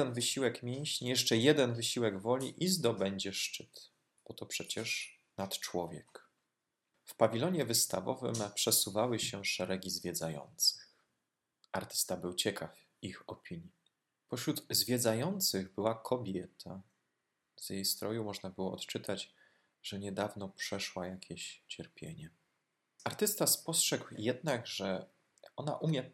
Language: Polish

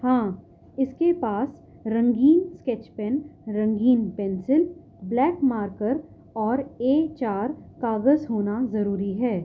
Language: Urdu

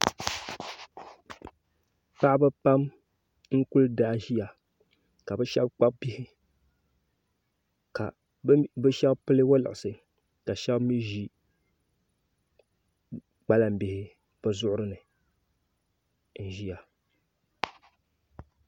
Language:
Dagbani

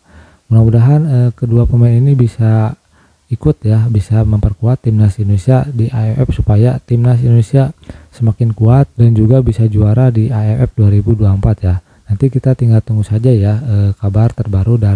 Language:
Indonesian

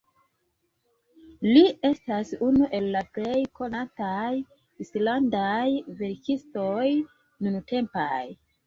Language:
Esperanto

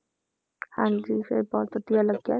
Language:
Punjabi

